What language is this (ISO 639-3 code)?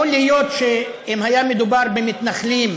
heb